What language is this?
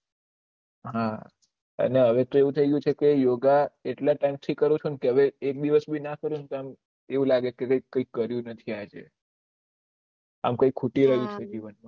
Gujarati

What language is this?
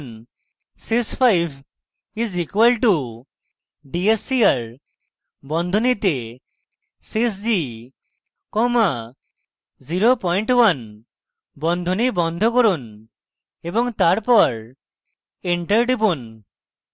Bangla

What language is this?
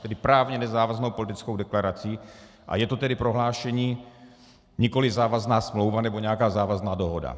Czech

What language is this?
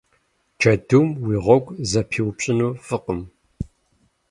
Kabardian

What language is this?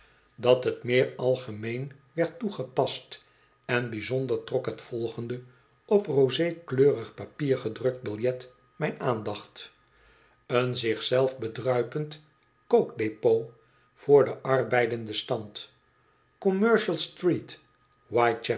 Dutch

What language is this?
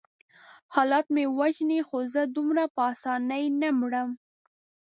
Pashto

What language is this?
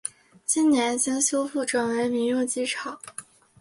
Chinese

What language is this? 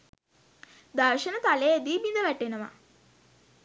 Sinhala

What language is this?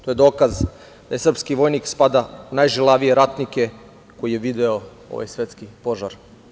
Serbian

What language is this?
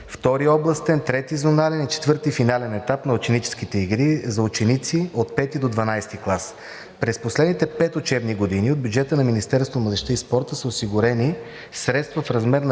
Bulgarian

